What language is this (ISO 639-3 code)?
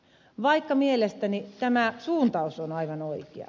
fin